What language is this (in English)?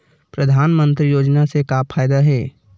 Chhattisgarhi